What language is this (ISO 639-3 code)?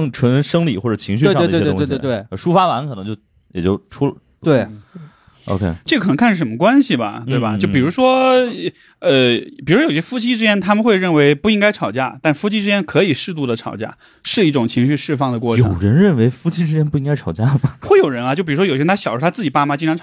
zho